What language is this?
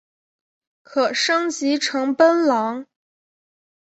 Chinese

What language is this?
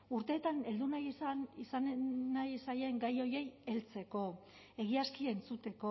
Basque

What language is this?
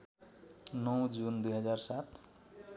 Nepali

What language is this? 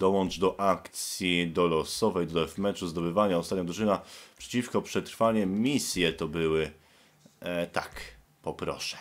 Polish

